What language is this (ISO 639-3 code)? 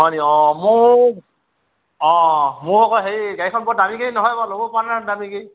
asm